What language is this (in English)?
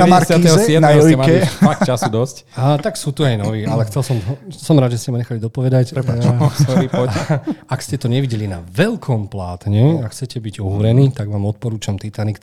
Slovak